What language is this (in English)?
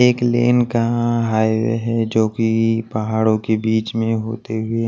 Hindi